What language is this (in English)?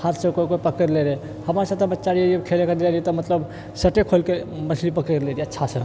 Maithili